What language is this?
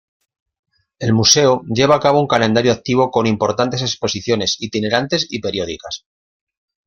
Spanish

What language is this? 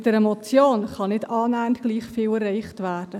Swiss German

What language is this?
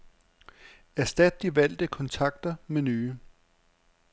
Danish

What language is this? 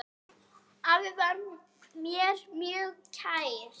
Icelandic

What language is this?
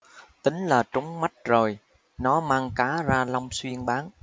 Vietnamese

